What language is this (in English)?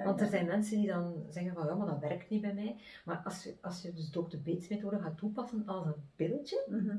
Dutch